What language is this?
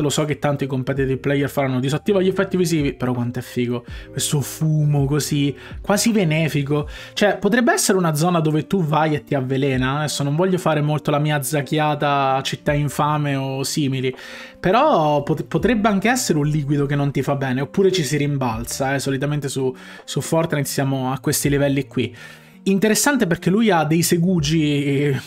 Italian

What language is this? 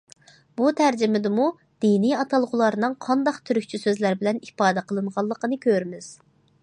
Uyghur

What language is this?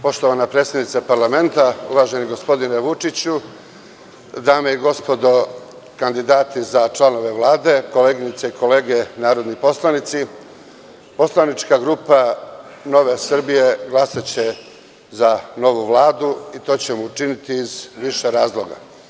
Serbian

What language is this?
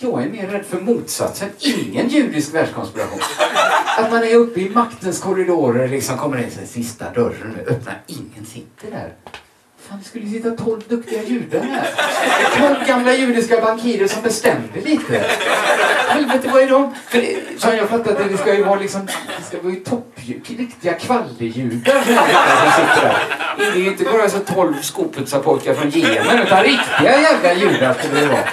Swedish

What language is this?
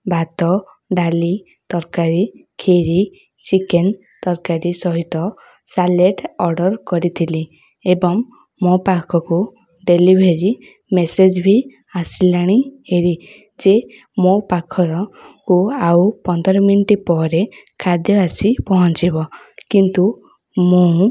Odia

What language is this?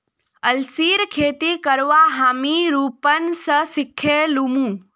Magahi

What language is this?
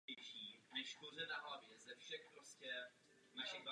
Czech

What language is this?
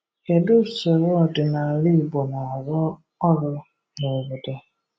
Igbo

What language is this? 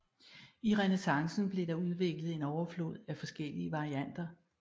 Danish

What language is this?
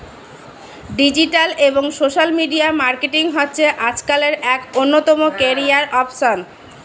Bangla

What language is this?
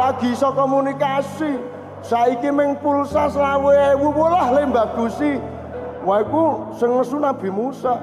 Indonesian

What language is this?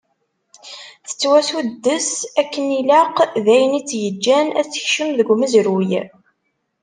Kabyle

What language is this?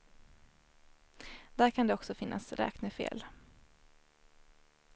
Swedish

